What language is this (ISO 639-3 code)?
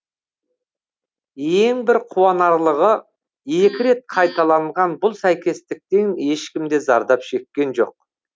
kaz